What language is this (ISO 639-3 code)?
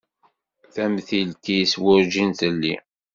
kab